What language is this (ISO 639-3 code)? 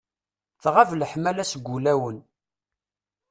kab